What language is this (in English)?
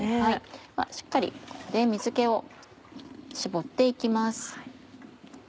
Japanese